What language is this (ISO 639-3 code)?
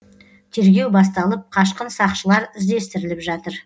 kaz